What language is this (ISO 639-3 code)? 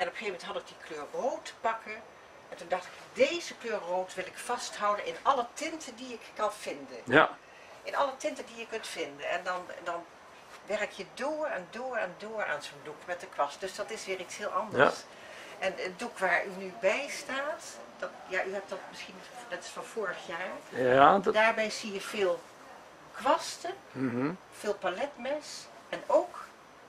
nld